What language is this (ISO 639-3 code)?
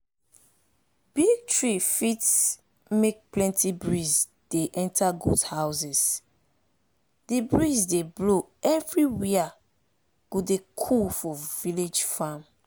pcm